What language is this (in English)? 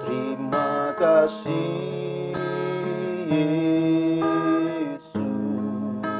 Indonesian